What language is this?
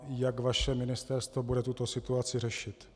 Czech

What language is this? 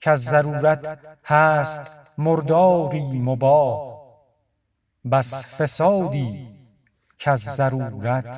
Persian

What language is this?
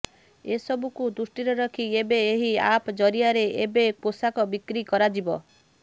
Odia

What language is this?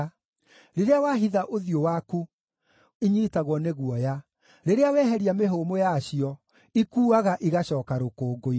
Kikuyu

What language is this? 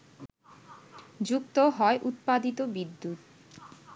Bangla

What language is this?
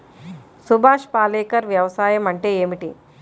Telugu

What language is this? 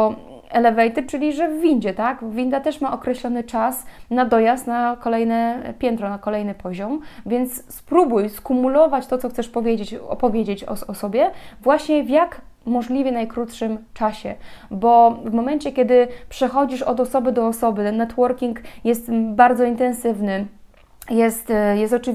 Polish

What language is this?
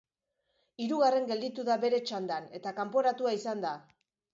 Basque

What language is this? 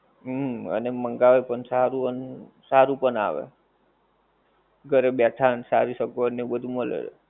Gujarati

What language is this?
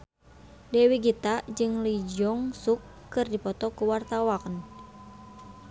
Sundanese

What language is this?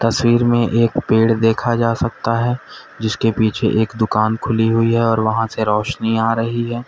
Hindi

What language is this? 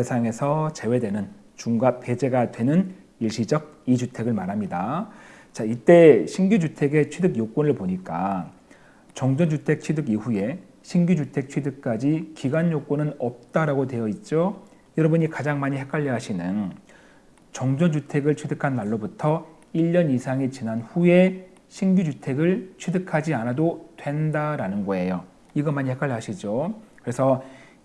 Korean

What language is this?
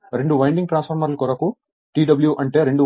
Telugu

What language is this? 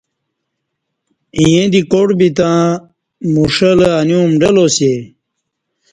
Kati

